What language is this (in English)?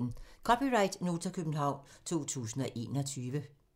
Danish